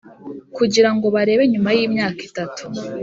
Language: Kinyarwanda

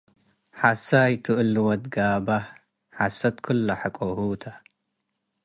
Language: Tigre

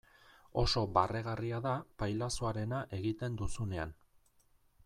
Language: Basque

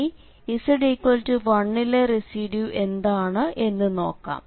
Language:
Malayalam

